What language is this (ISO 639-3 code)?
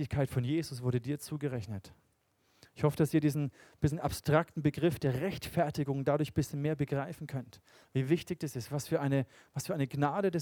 deu